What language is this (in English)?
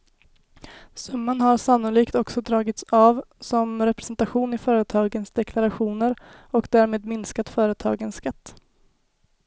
Swedish